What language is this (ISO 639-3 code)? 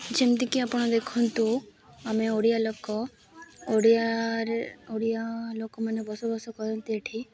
ori